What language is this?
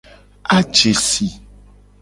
Gen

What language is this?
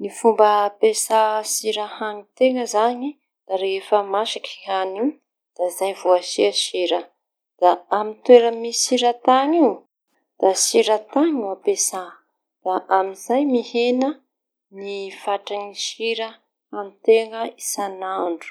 Tanosy Malagasy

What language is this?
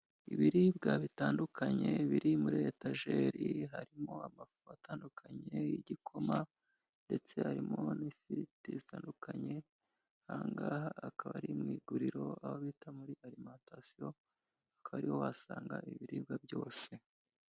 Kinyarwanda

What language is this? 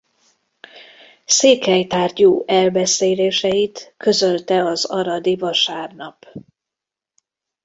Hungarian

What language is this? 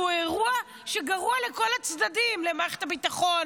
Hebrew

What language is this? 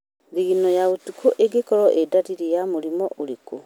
Kikuyu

